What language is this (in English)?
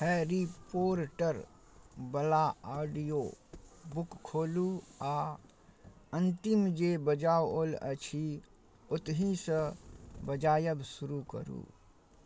Maithili